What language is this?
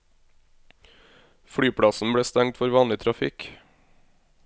Norwegian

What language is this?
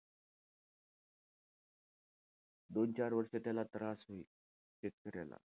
Marathi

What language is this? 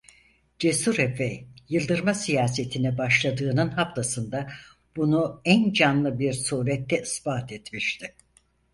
Turkish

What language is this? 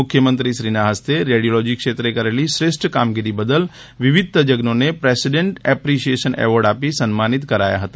Gujarati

